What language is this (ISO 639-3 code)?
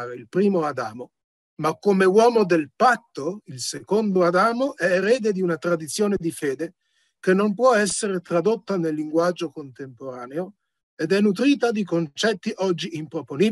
ita